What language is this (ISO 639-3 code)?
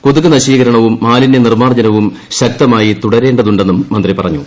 mal